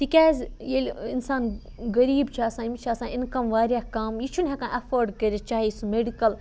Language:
Kashmiri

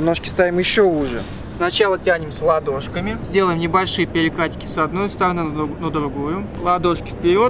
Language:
Russian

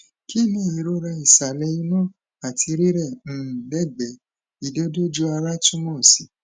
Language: Yoruba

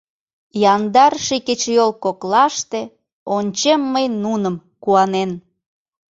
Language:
Mari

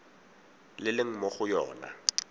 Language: Tswana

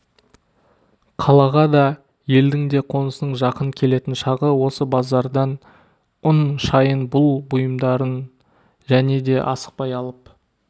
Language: Kazakh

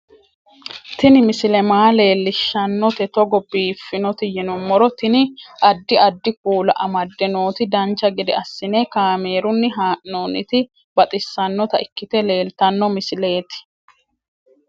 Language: Sidamo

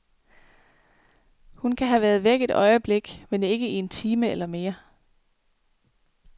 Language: Danish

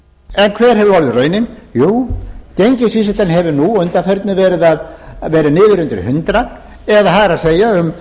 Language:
Icelandic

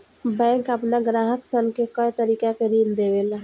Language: Bhojpuri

